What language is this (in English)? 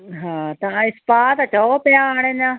Sindhi